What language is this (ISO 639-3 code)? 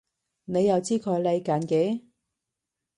yue